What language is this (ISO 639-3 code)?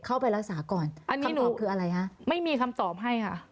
tha